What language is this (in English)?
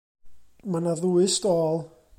Welsh